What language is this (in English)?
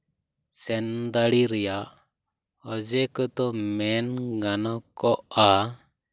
Santali